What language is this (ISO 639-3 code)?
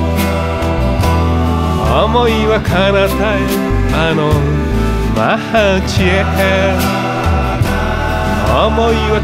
jpn